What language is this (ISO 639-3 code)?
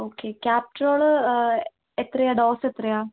mal